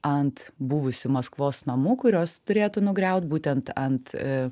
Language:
Lithuanian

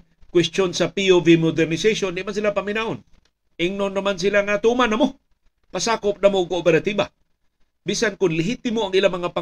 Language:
Filipino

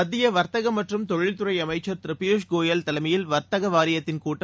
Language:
Tamil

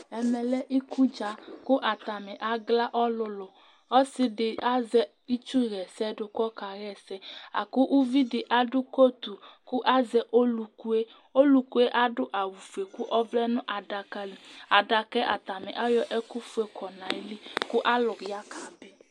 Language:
Ikposo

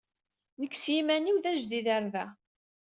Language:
Kabyle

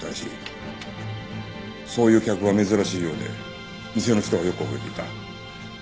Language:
Japanese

